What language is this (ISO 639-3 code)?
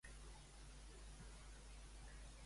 cat